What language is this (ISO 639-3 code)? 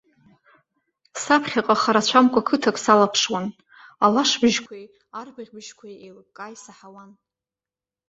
abk